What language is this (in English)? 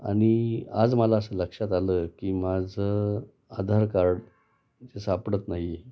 Marathi